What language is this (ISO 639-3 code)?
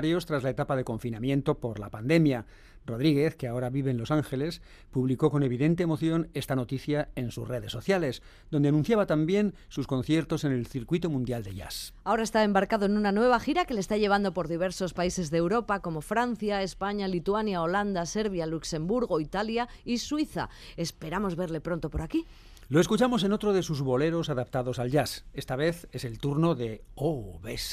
spa